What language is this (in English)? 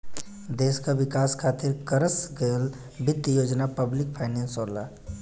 Bhojpuri